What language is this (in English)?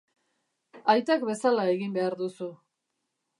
Basque